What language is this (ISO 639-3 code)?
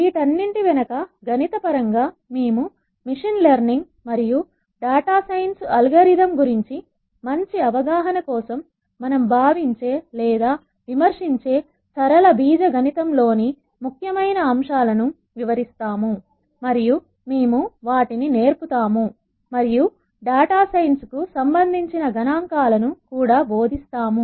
tel